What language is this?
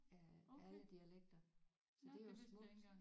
Danish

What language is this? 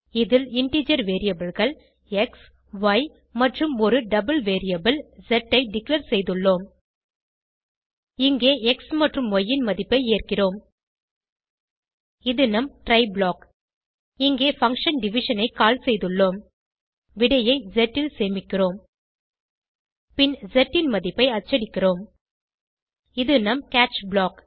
Tamil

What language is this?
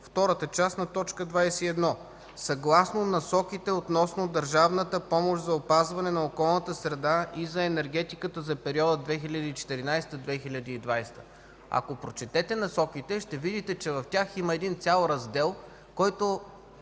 Bulgarian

